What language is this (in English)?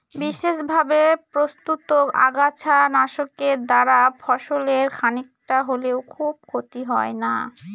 Bangla